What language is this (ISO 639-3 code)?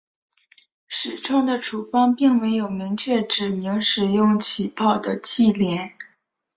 zho